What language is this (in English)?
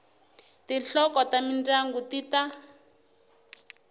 Tsonga